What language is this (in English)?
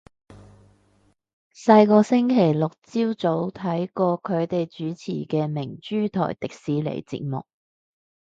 Cantonese